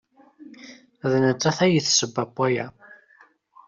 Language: Kabyle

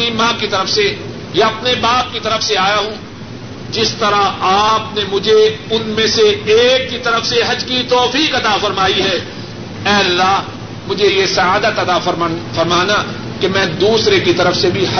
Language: Urdu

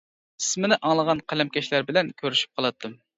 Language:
Uyghur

